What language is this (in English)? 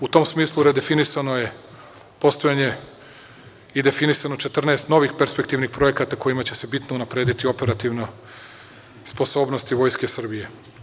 Serbian